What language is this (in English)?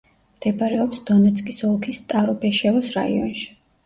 Georgian